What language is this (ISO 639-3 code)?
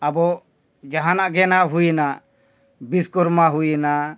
sat